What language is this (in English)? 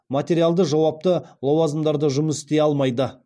Kazakh